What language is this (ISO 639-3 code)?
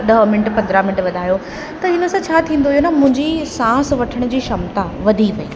snd